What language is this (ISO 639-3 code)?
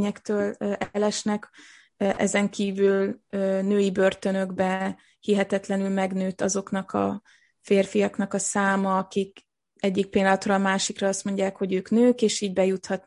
hun